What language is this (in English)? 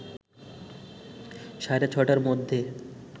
Bangla